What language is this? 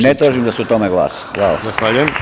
Serbian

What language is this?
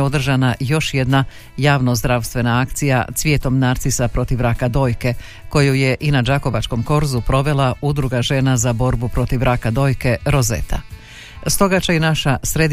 Croatian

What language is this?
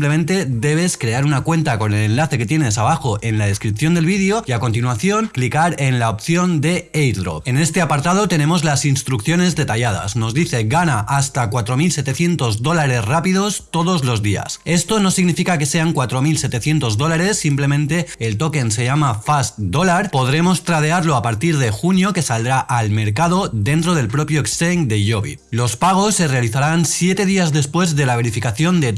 Spanish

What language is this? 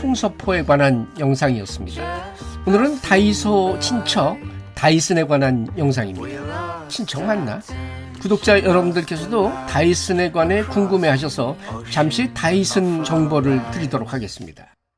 Korean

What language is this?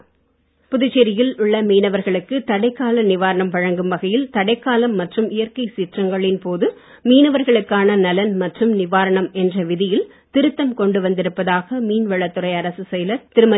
Tamil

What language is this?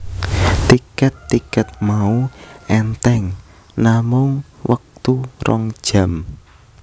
Javanese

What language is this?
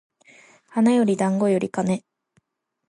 Japanese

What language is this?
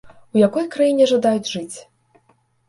Belarusian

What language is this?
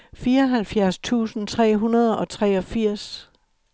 Danish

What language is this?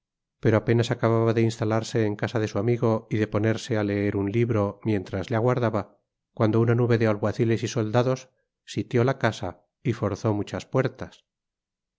Spanish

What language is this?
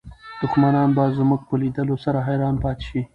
Pashto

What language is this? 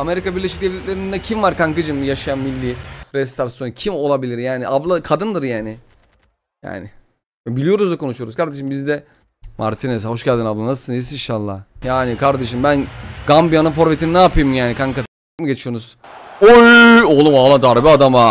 Turkish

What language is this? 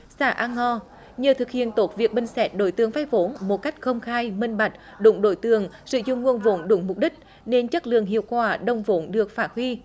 Vietnamese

